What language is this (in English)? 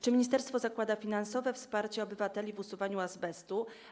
Polish